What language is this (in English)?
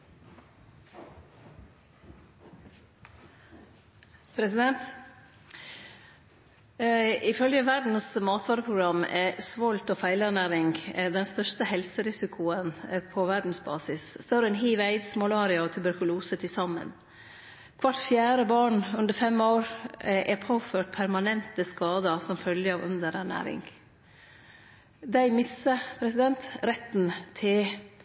Norwegian Nynorsk